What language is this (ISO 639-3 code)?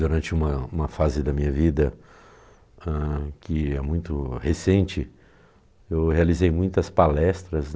por